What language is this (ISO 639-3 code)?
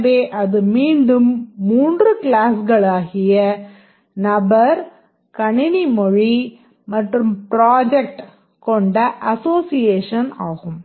tam